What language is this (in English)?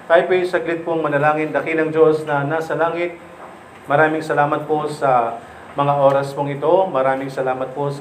Filipino